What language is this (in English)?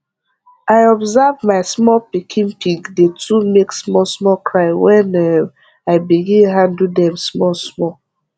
Nigerian Pidgin